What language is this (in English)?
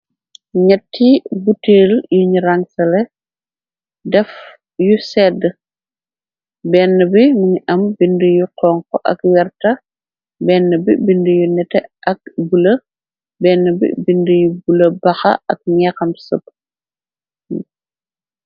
Wolof